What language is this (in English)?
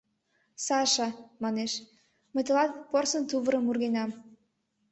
Mari